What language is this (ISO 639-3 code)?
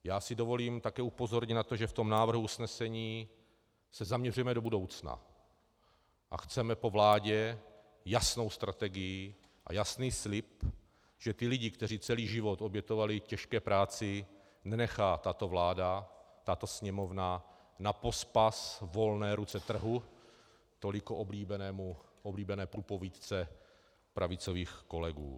ces